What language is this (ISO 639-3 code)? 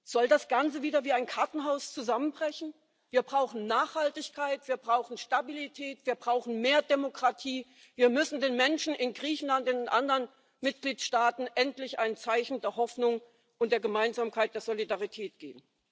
deu